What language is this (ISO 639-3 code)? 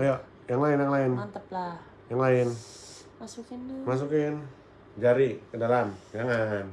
ind